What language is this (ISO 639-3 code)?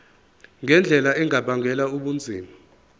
zul